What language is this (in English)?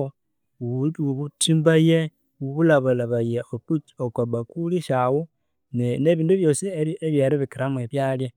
Konzo